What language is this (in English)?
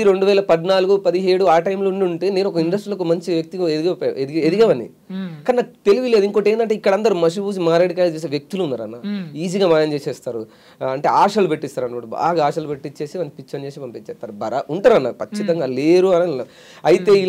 Telugu